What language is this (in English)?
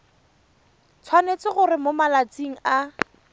Tswana